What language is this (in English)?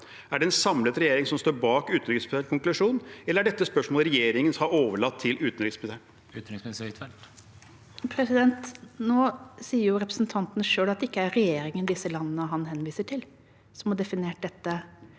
Norwegian